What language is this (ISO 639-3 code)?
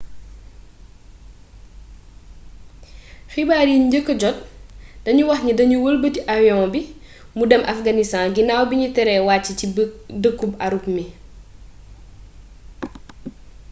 wol